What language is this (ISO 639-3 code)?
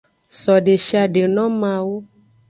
ajg